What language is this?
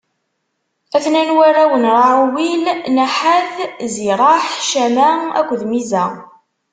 Kabyle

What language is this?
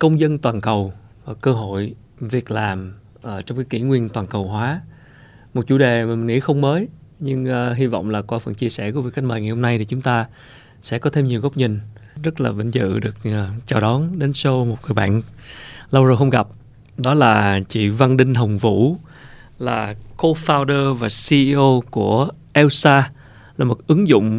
Vietnamese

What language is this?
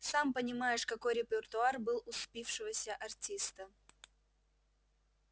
Russian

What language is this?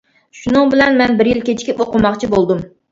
Uyghur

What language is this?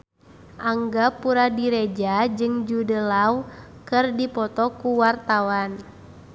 Sundanese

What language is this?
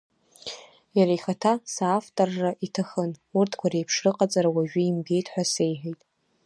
Abkhazian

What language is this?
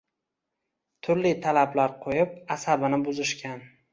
Uzbek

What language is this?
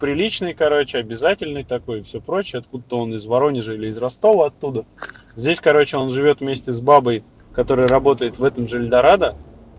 Russian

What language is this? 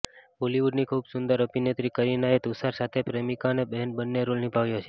Gujarati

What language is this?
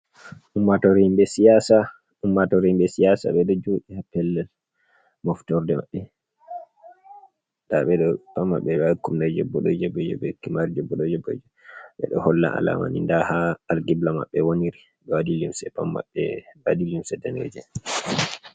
Fula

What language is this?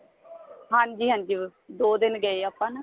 Punjabi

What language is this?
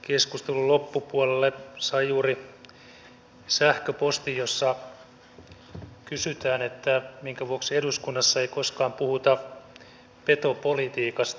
Finnish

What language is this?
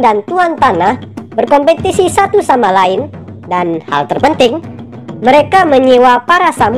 Indonesian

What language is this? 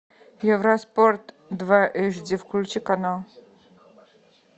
Russian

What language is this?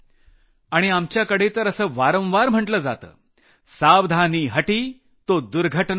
Marathi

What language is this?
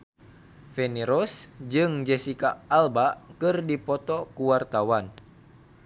Sundanese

